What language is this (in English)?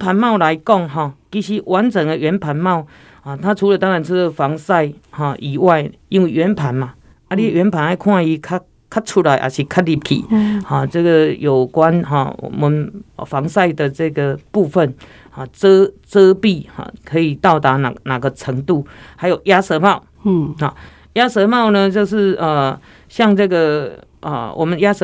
Chinese